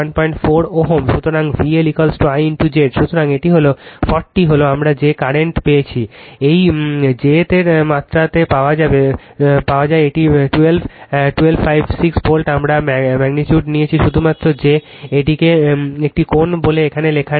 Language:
Bangla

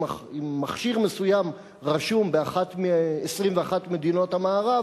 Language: Hebrew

